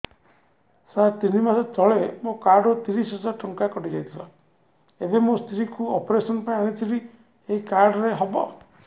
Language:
Odia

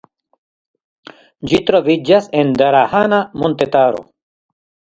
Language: Esperanto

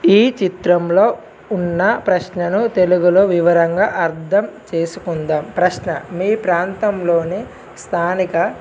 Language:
Telugu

